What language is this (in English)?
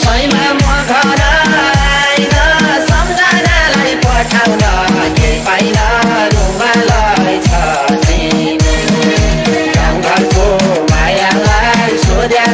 Thai